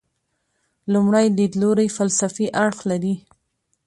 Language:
Pashto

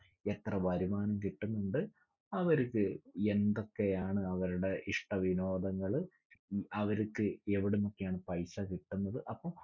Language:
Malayalam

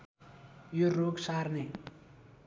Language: Nepali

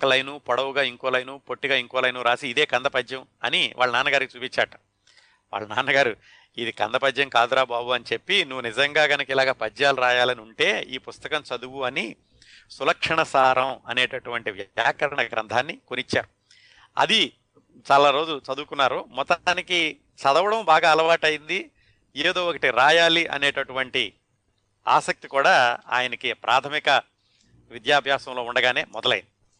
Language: Telugu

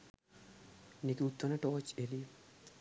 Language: Sinhala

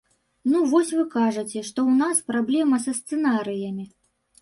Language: Belarusian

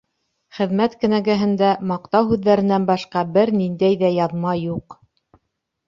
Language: Bashkir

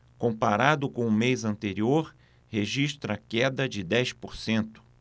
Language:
Portuguese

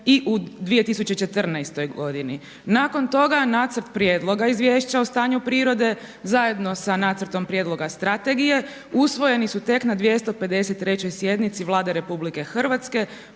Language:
Croatian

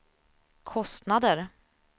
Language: Swedish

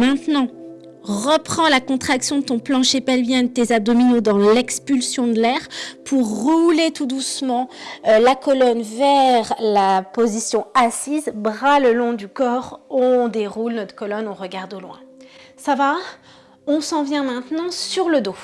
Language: French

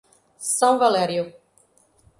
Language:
Portuguese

